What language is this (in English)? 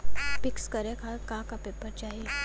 Bhojpuri